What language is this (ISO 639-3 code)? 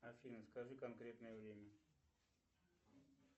rus